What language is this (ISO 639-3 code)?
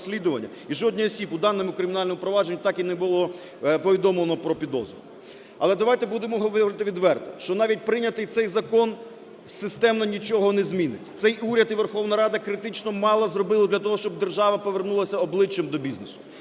ukr